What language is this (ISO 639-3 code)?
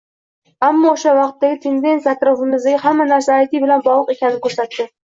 uzb